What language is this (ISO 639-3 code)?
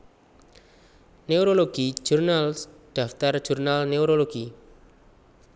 jav